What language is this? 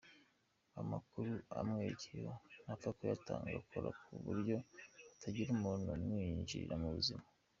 Kinyarwanda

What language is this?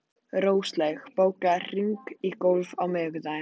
Icelandic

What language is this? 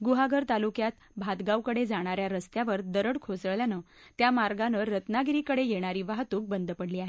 Marathi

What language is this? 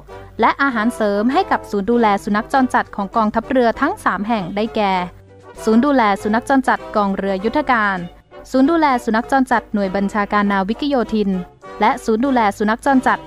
Thai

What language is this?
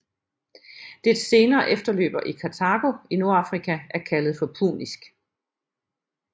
Danish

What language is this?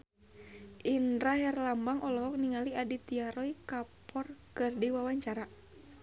Sundanese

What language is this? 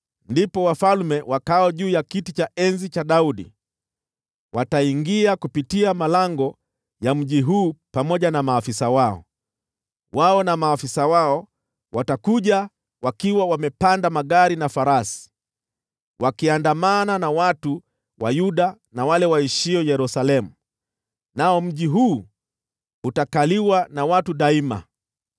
Swahili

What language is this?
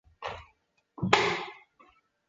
Chinese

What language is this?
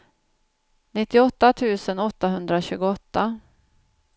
Swedish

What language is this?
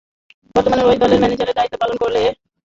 Bangla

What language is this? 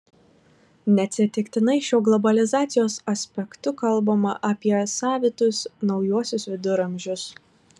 Lithuanian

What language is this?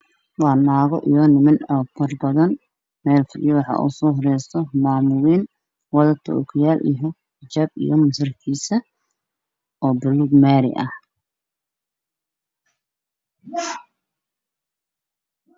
Somali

